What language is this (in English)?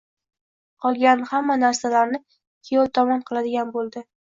Uzbek